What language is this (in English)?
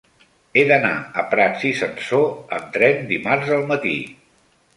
Catalan